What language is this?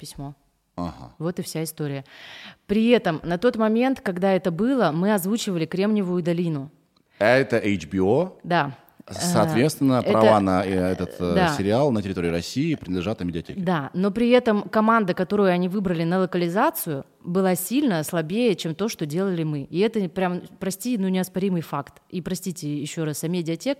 Russian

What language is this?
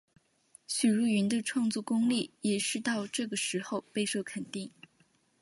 Chinese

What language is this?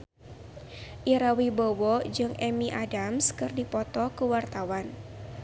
Sundanese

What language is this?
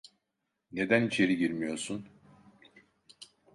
Turkish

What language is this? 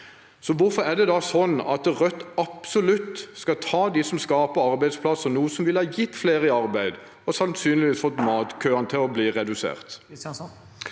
Norwegian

